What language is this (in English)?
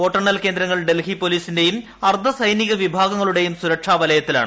Malayalam